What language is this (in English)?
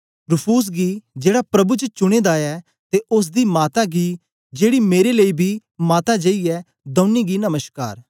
Dogri